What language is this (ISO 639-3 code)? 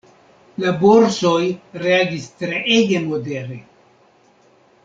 epo